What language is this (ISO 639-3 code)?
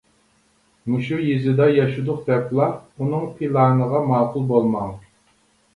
uig